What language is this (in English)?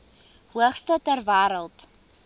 Afrikaans